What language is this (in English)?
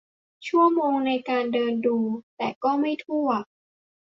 Thai